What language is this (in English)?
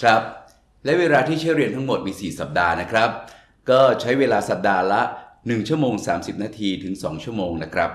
Thai